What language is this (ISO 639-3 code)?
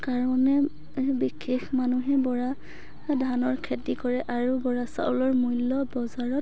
asm